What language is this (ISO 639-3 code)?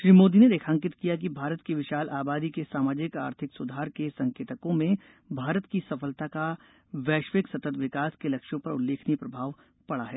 hin